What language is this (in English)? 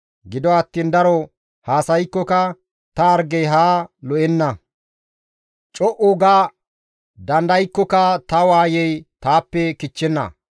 Gamo